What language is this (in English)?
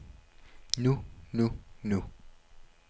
Danish